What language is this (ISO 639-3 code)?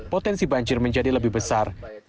ind